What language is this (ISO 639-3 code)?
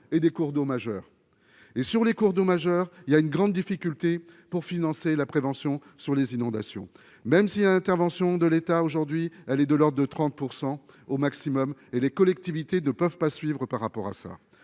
fra